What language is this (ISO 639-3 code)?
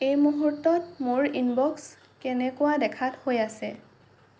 asm